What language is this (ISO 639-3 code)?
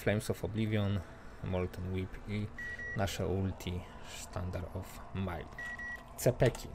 pol